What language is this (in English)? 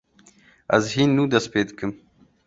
Kurdish